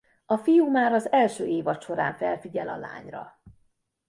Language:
Hungarian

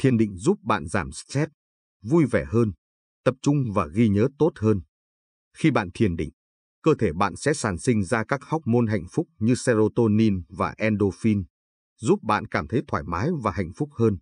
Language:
Vietnamese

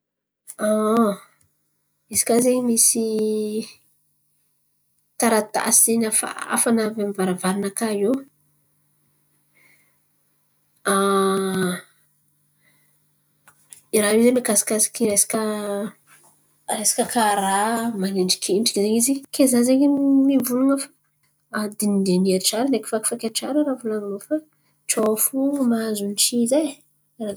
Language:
Antankarana Malagasy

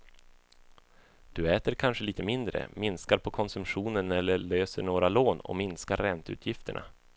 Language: Swedish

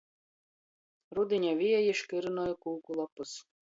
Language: Latgalian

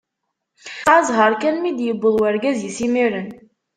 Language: Kabyle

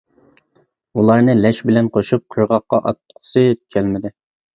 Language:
Uyghur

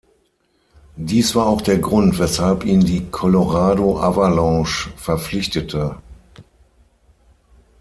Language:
German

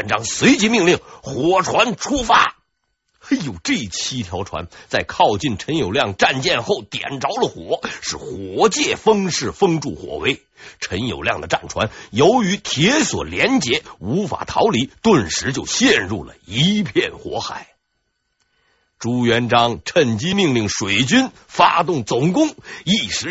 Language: Chinese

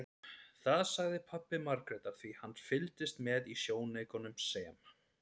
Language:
Icelandic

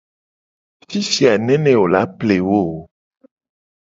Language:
Gen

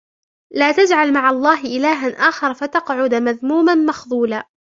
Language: Arabic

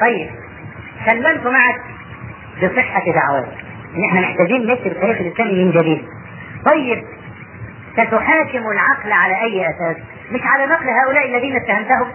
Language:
Arabic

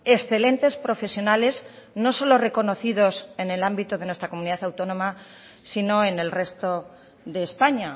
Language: Spanish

